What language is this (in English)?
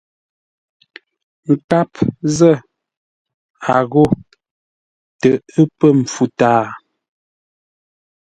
Ngombale